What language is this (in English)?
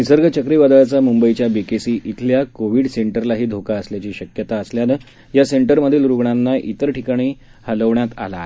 Marathi